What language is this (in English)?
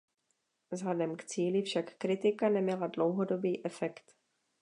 Czech